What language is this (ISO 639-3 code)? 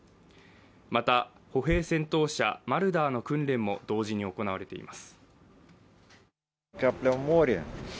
jpn